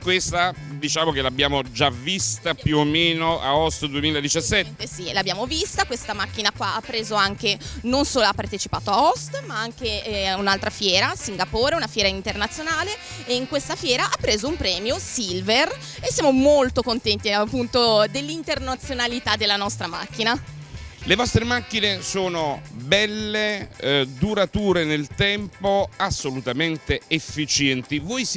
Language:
Italian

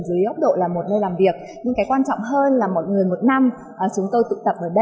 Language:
Vietnamese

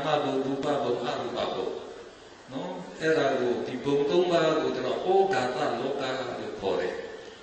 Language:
Romanian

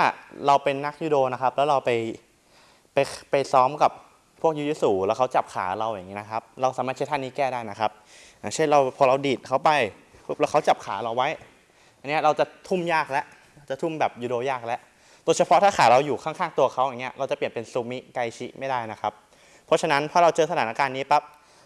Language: Thai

